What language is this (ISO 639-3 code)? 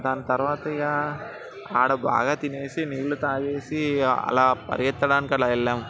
tel